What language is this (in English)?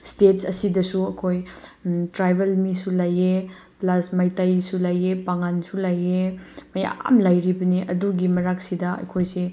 Manipuri